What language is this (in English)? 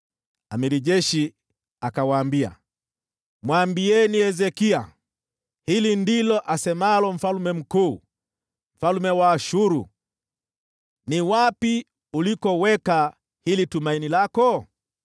Swahili